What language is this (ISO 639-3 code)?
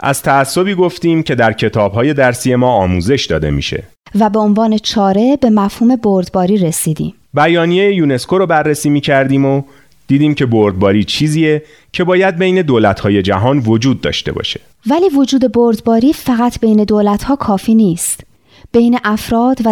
fas